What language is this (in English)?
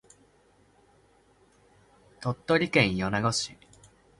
Japanese